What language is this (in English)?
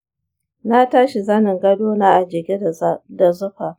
Hausa